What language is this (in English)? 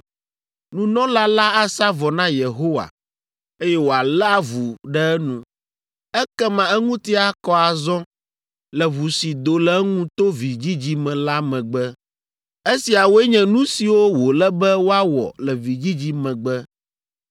Ewe